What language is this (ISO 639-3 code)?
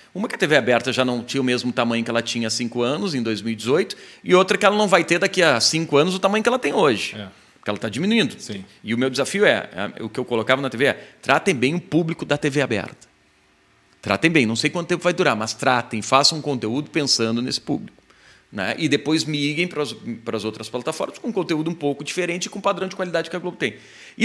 por